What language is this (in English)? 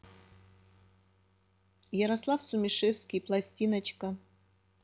Russian